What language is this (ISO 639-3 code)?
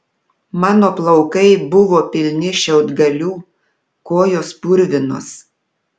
lit